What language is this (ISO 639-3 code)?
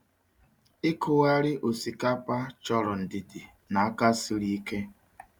ibo